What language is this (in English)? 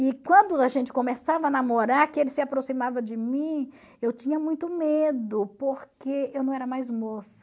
Portuguese